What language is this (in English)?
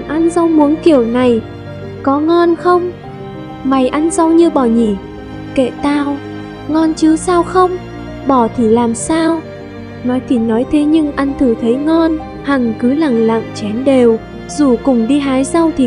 Vietnamese